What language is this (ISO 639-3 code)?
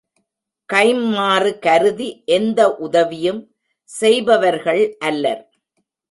tam